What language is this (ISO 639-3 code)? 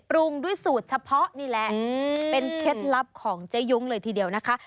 tha